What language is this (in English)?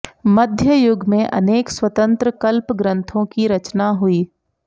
Sanskrit